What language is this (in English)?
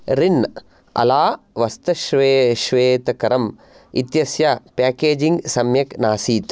Sanskrit